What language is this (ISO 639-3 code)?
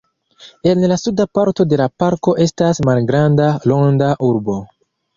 epo